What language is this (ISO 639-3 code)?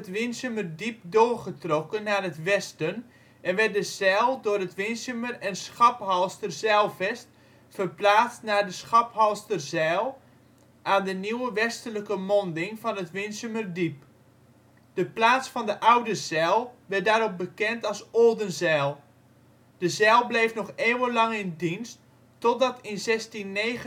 nld